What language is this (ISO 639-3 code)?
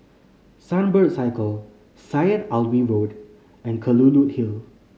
eng